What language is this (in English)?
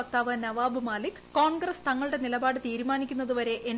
Malayalam